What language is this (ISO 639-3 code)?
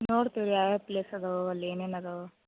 kan